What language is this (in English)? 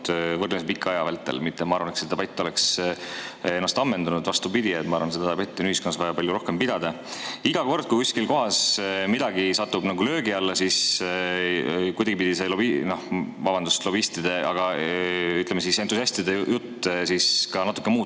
Estonian